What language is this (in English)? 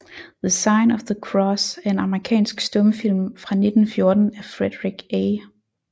Danish